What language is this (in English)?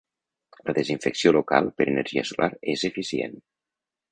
Catalan